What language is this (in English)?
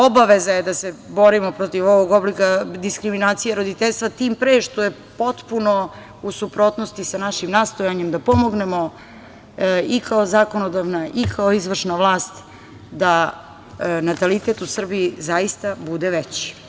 Serbian